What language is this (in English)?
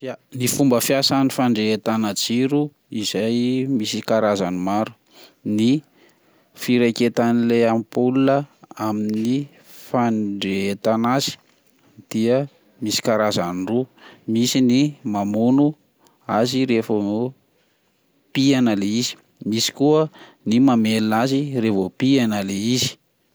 Malagasy